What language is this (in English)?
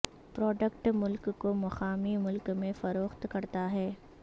Urdu